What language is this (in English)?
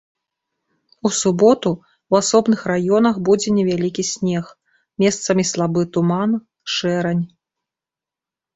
Belarusian